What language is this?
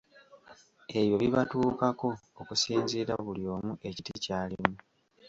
Ganda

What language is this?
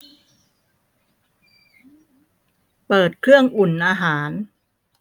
Thai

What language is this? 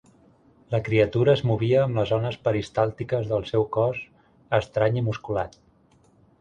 Catalan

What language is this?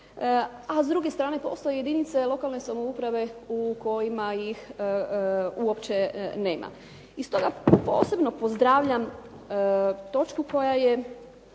Croatian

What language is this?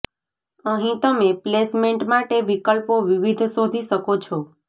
Gujarati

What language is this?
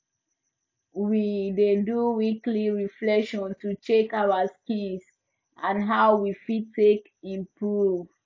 Nigerian Pidgin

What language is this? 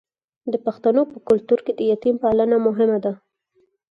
Pashto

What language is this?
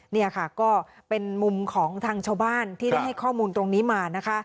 Thai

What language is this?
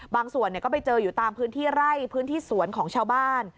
Thai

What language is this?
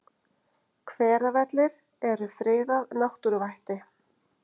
Icelandic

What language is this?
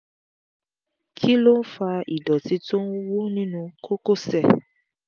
Yoruba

